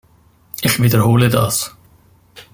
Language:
German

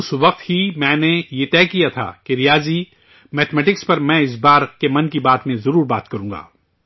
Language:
Urdu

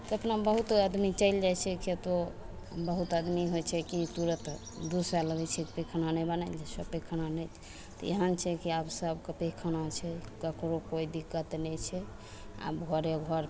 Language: Maithili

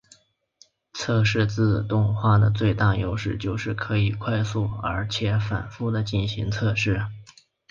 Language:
Chinese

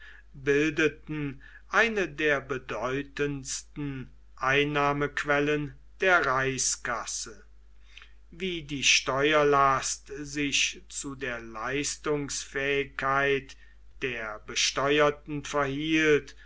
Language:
German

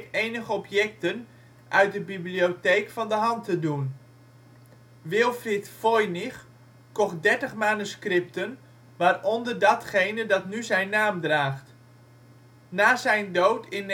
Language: Dutch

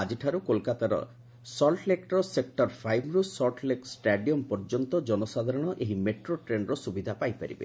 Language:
Odia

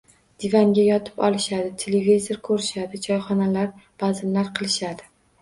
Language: Uzbek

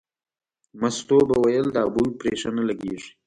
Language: Pashto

